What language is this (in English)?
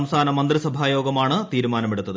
Malayalam